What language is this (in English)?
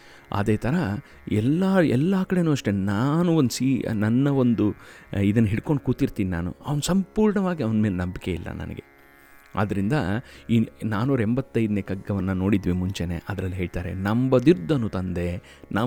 Kannada